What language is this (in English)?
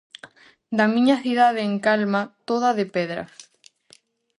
Galician